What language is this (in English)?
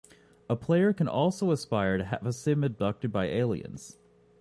English